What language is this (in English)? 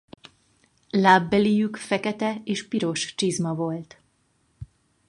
Hungarian